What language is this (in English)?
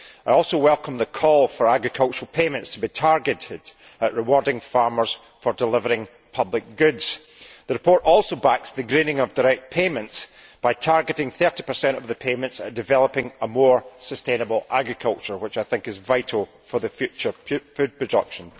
English